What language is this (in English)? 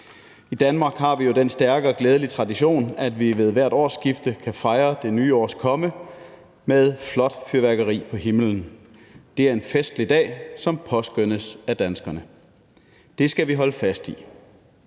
Danish